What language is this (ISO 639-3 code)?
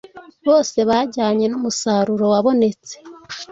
kin